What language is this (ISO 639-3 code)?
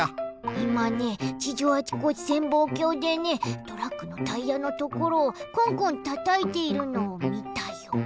jpn